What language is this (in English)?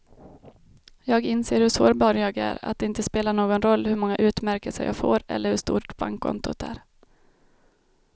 Swedish